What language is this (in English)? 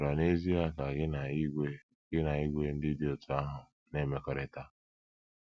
Igbo